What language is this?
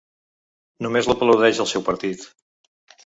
Catalan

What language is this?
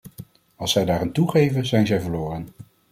Dutch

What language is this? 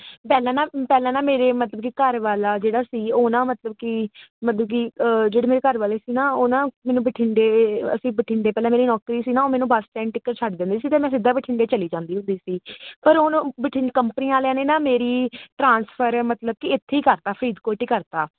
Punjabi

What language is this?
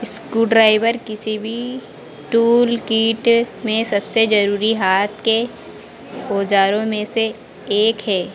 Hindi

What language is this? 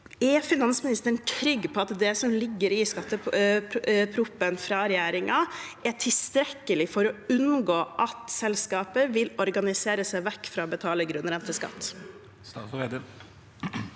Norwegian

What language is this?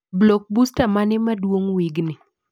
Luo (Kenya and Tanzania)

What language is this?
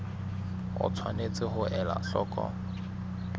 Southern Sotho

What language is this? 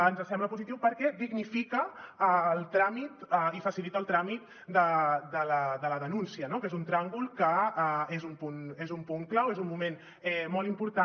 Catalan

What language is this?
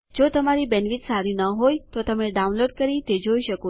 Gujarati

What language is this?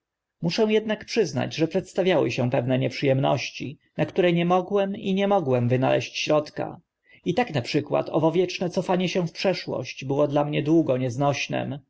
Polish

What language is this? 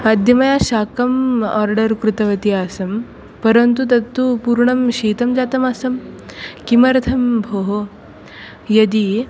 Sanskrit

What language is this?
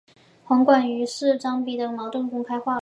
Chinese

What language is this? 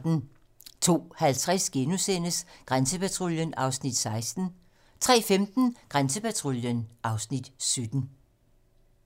Danish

